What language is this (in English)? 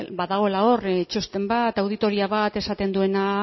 Basque